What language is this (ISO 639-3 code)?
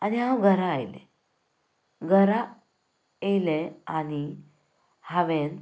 kok